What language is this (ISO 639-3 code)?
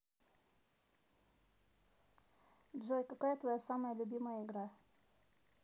rus